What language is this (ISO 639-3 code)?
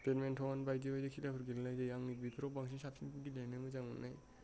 brx